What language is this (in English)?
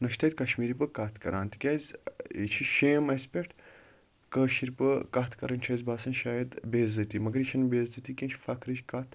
Kashmiri